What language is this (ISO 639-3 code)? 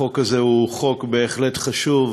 heb